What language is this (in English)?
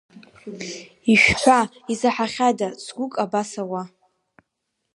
Abkhazian